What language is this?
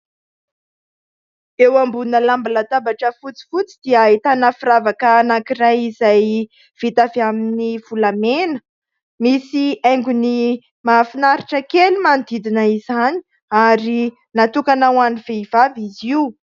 Malagasy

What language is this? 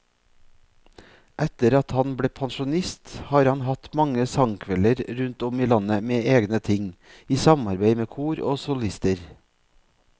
Norwegian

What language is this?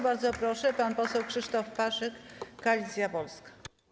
Polish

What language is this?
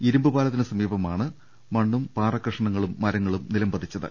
Malayalam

